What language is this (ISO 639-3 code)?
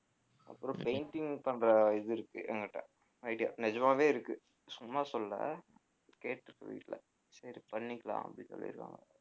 tam